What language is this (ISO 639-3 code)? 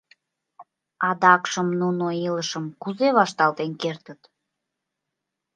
chm